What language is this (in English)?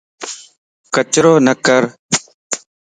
Lasi